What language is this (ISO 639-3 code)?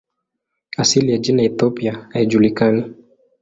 swa